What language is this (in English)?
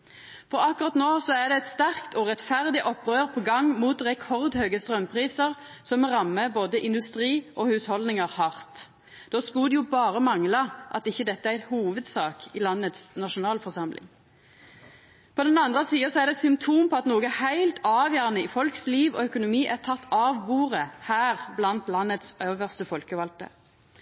Norwegian Nynorsk